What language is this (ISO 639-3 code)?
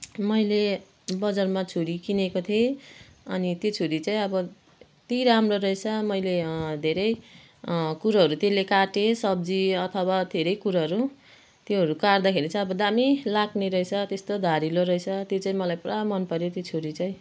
nep